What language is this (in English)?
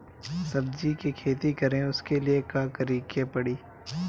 Bhojpuri